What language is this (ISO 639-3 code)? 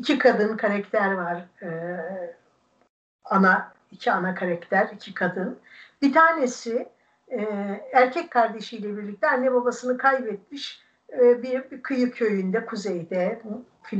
tur